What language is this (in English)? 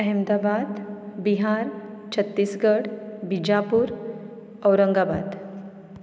Konkani